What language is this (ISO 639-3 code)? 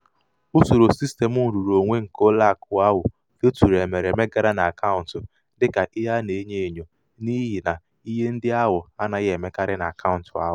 ibo